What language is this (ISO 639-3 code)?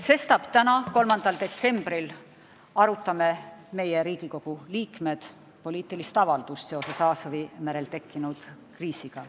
est